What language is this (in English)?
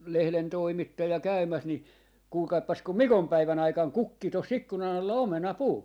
Finnish